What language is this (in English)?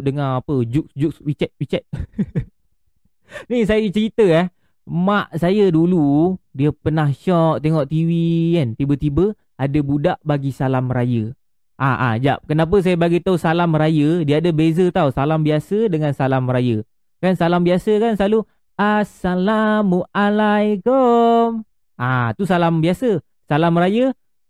Malay